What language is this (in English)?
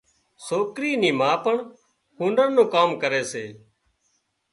Wadiyara Koli